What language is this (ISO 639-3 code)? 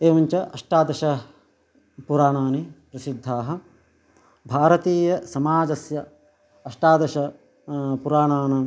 san